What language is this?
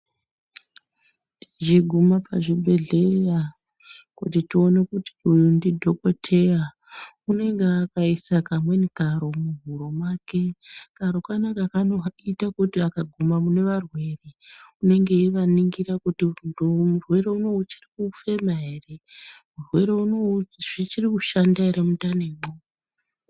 Ndau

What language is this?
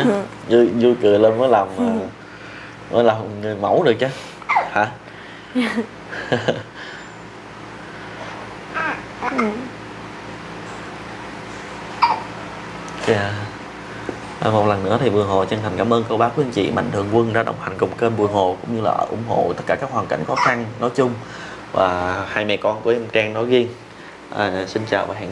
Vietnamese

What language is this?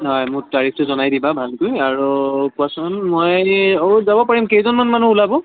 Assamese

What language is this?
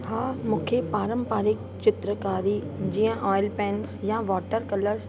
Sindhi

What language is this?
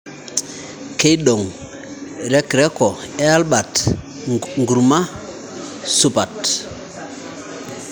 Masai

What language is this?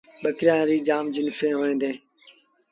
Sindhi Bhil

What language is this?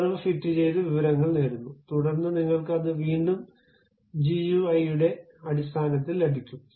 Malayalam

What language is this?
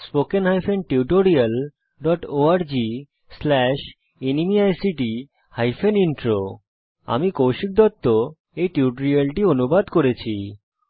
Bangla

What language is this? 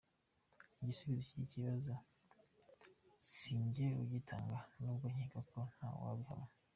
Kinyarwanda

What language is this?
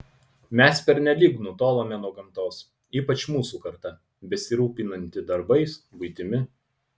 Lithuanian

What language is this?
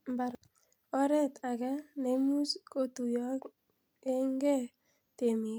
Kalenjin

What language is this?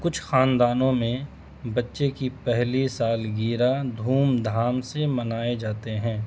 Urdu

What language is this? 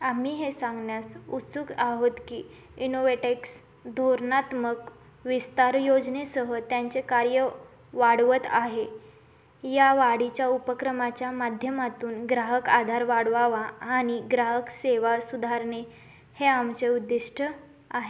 Marathi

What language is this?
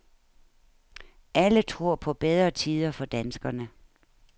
Danish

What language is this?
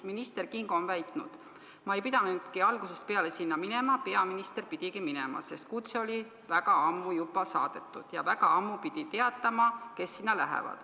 Estonian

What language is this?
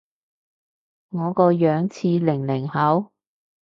Cantonese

